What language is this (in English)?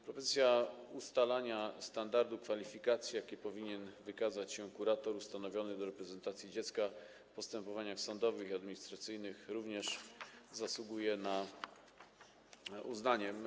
Polish